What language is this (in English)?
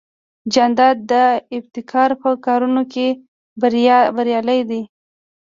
Pashto